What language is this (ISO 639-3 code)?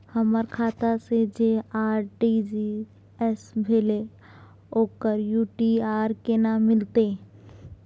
mai